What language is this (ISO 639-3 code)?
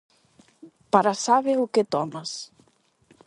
glg